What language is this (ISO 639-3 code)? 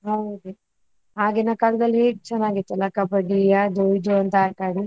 kan